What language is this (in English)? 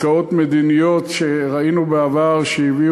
Hebrew